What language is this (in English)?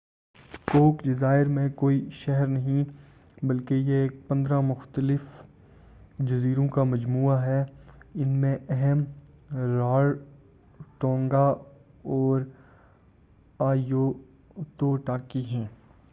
Urdu